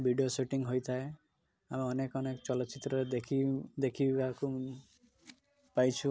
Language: Odia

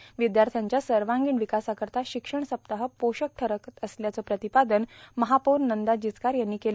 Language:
Marathi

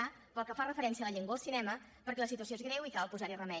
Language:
Catalan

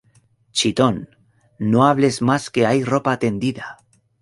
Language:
Spanish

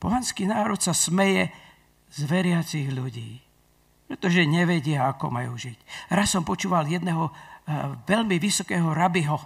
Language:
Slovak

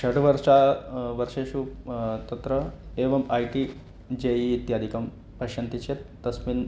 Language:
Sanskrit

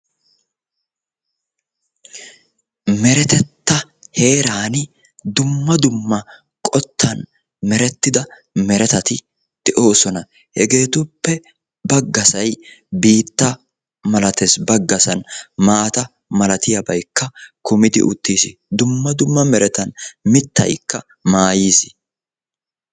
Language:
Wolaytta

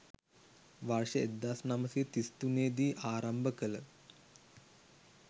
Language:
Sinhala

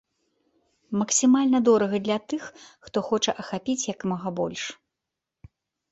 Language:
Belarusian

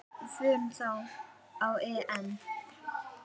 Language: Icelandic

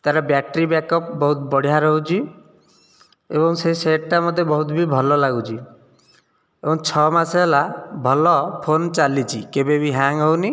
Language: Odia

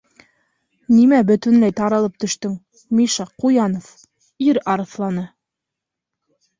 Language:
Bashkir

